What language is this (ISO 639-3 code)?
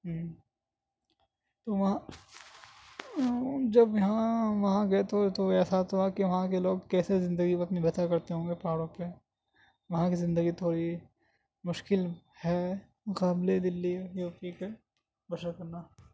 urd